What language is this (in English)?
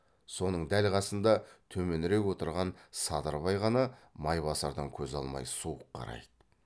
Kazakh